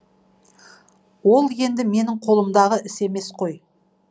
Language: Kazakh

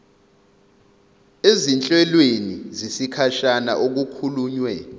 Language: Zulu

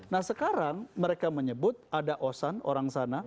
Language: Indonesian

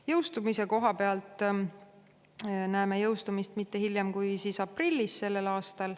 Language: Estonian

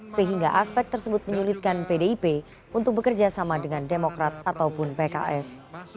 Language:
Indonesian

